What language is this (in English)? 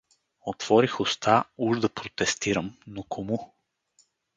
Bulgarian